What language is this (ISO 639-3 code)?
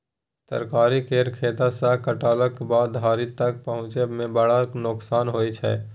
mai